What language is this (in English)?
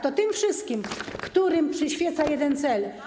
Polish